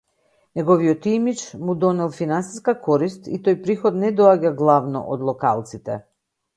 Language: Macedonian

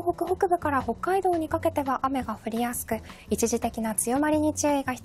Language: Japanese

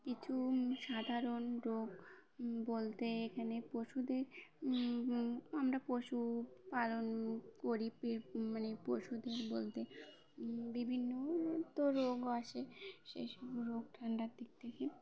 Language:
Bangla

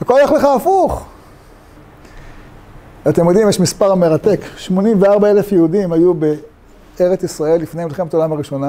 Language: Hebrew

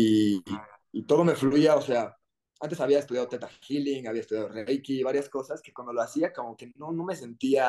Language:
Spanish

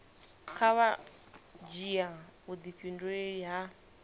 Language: Venda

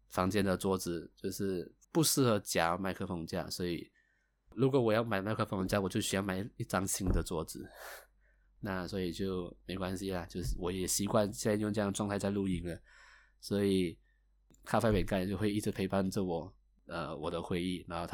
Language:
Chinese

